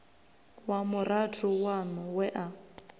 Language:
Venda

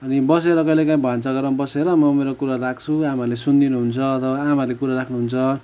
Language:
Nepali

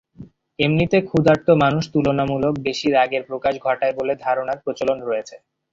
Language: Bangla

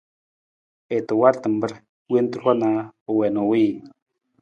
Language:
Nawdm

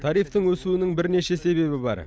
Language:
Kazakh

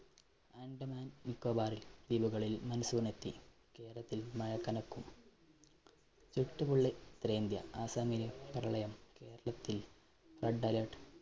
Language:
Malayalam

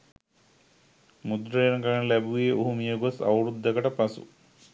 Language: Sinhala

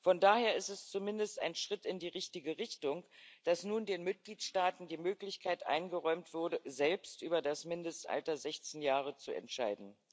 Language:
German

